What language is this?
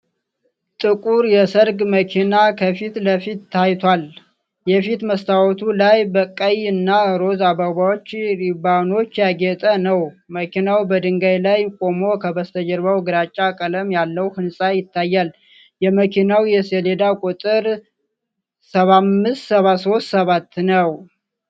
Amharic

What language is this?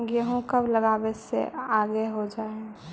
Magahi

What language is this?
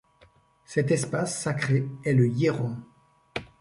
French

